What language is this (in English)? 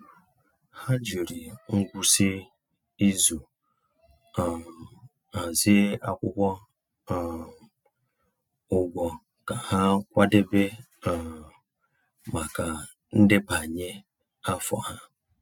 Igbo